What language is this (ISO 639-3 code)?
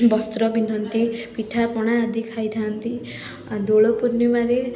ori